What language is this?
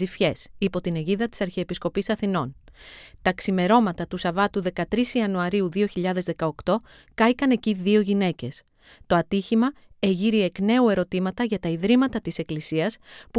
Greek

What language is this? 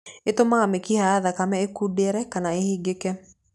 Kikuyu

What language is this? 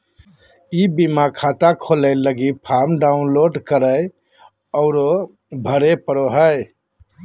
Magahi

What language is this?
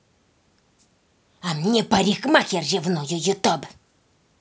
Russian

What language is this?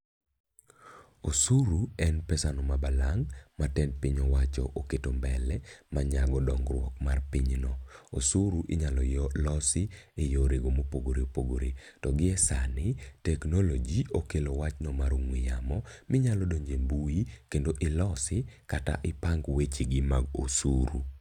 Luo (Kenya and Tanzania)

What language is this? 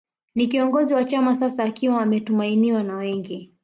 Swahili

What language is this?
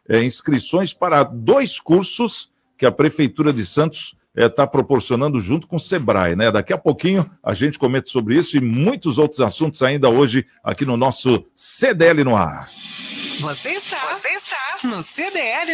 Portuguese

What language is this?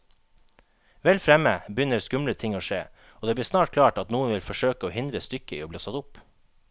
Norwegian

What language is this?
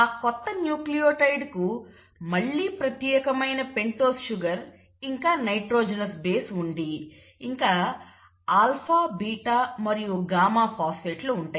Telugu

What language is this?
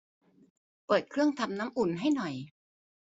Thai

